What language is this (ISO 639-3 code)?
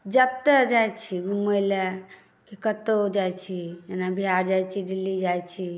mai